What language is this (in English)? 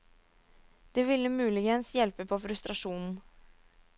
Norwegian